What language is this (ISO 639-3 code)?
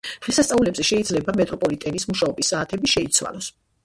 kat